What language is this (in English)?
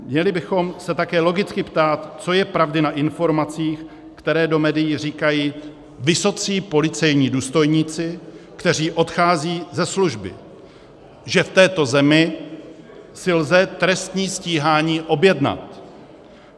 Czech